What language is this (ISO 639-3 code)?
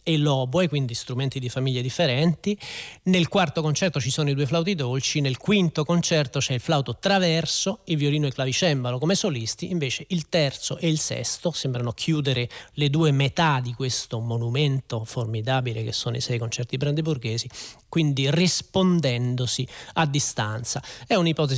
ita